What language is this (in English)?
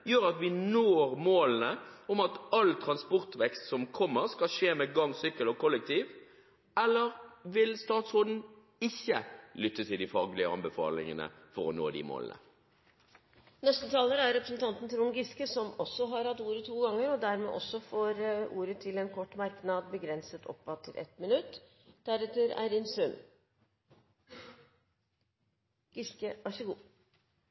Norwegian Bokmål